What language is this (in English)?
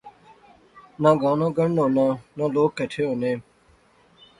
Pahari-Potwari